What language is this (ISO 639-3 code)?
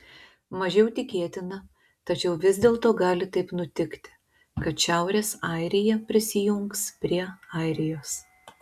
lit